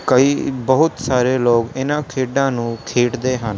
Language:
Punjabi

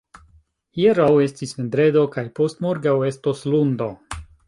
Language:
Esperanto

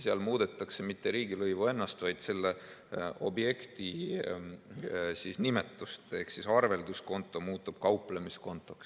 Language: Estonian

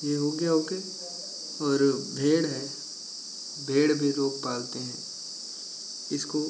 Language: Hindi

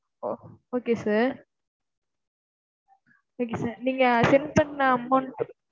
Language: Tamil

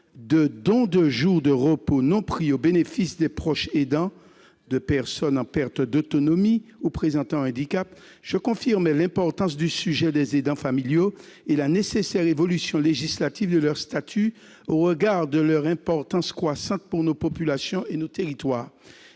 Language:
French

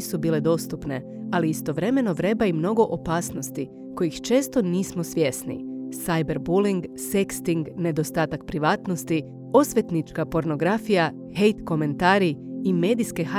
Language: Croatian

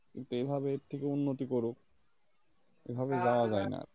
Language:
Bangla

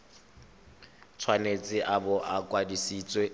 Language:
Tswana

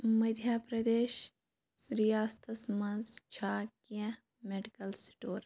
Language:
Kashmiri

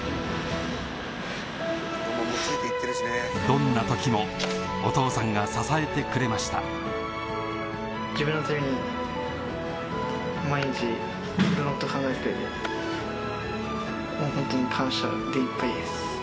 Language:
Japanese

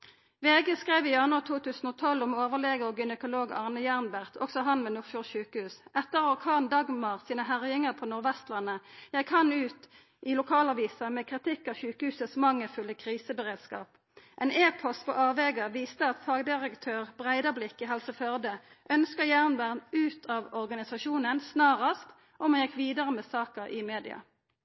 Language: Norwegian Nynorsk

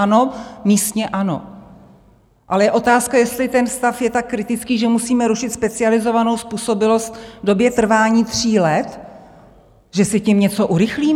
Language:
Czech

